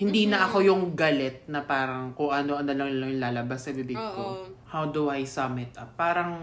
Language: Filipino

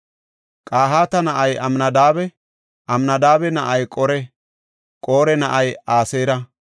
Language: Gofa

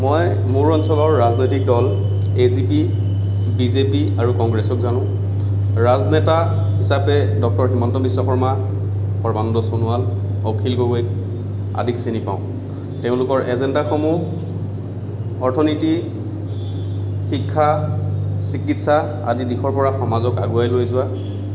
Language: Assamese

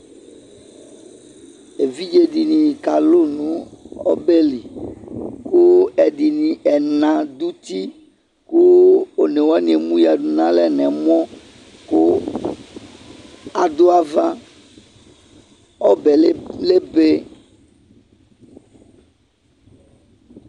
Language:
Ikposo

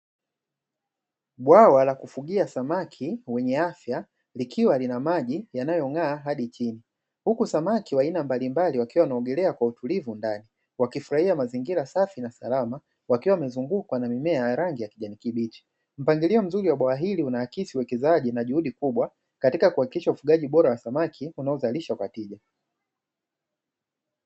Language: Swahili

